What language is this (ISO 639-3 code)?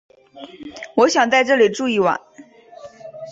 zho